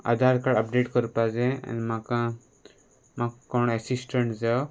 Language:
Konkani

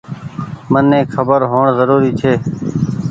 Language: Goaria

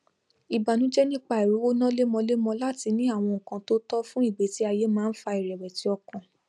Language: Yoruba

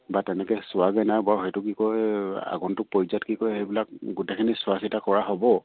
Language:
Assamese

